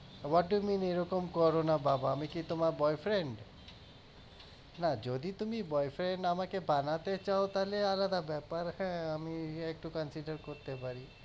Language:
Bangla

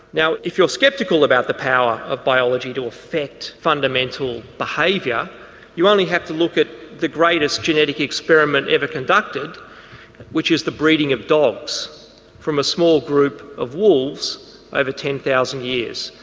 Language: English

